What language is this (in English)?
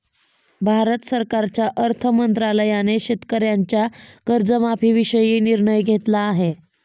Marathi